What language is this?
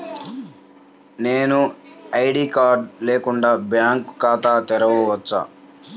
Telugu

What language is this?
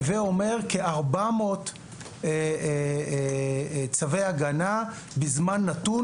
Hebrew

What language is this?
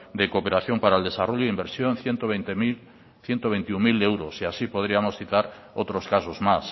Spanish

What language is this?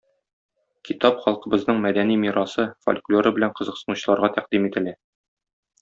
Tatar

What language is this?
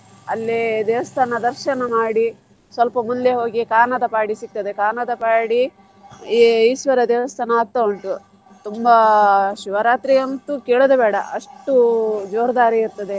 Kannada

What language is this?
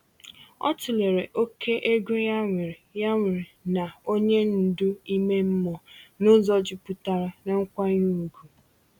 Igbo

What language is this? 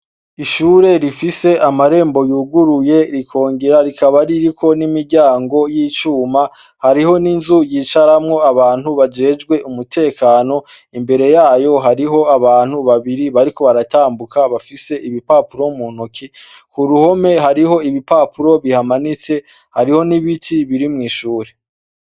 Rundi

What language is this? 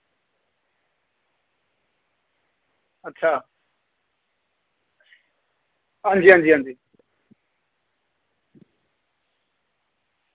Dogri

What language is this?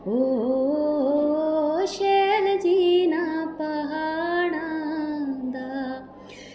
Dogri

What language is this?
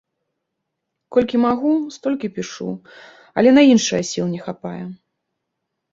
Belarusian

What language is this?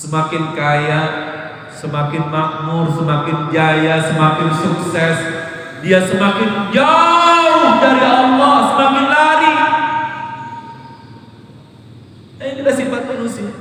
Indonesian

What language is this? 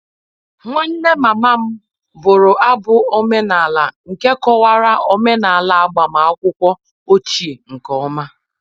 Igbo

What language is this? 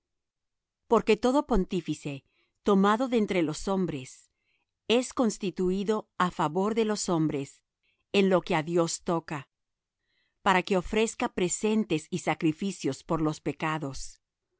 Spanish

